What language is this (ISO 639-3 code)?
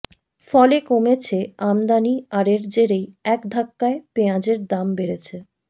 ben